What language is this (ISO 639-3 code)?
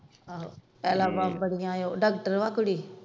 pan